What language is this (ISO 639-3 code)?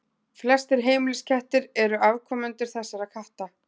isl